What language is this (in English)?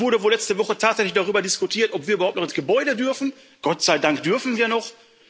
German